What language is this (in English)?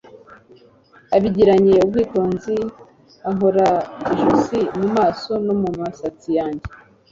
Kinyarwanda